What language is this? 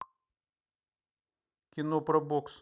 Russian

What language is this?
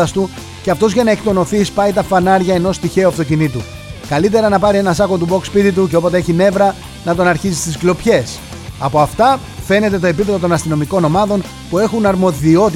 Greek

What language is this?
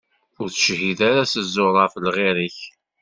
Kabyle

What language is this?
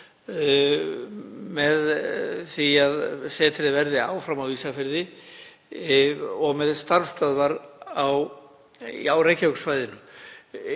Icelandic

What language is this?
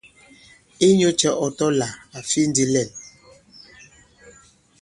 Bankon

